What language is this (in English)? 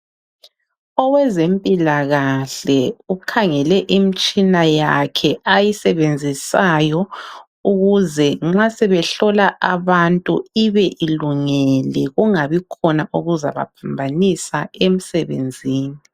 North Ndebele